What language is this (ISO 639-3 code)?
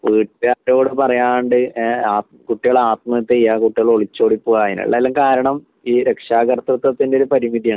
mal